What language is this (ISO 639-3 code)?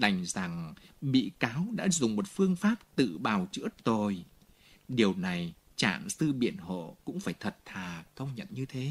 vie